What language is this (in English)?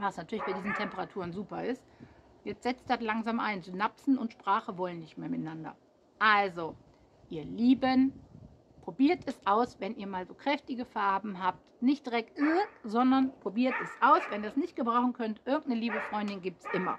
German